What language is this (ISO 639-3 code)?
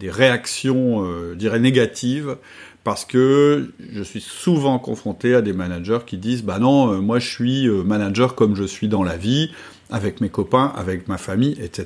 fra